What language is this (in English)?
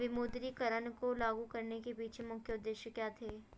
Hindi